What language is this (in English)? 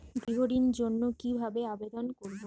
Bangla